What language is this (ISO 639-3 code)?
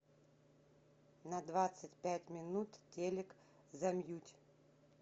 rus